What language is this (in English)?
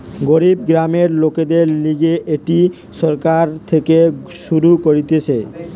Bangla